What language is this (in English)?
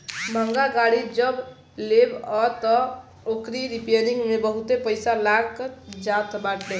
Bhojpuri